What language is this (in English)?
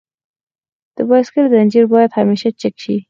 Pashto